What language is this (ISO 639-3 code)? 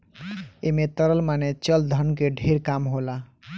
bho